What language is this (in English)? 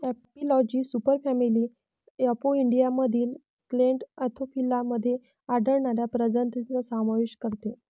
Marathi